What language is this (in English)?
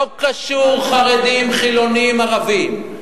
Hebrew